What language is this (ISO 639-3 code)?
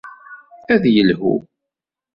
kab